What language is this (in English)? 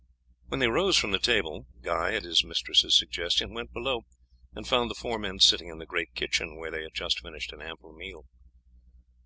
English